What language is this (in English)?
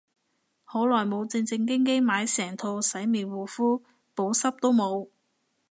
Cantonese